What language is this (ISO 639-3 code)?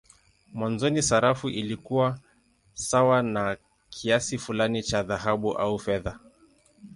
swa